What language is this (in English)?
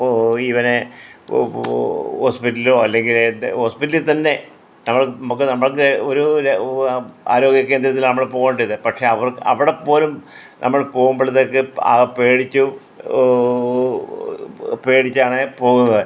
Malayalam